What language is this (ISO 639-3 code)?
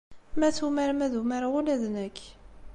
kab